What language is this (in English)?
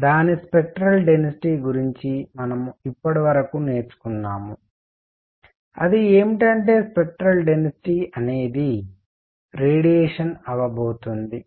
Telugu